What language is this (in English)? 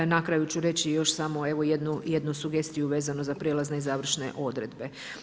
Croatian